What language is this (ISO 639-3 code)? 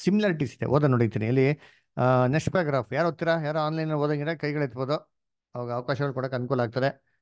kan